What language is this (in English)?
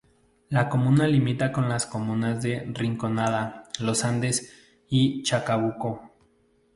Spanish